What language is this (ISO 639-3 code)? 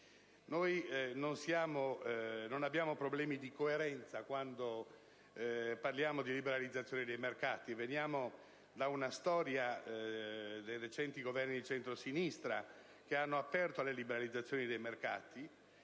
ita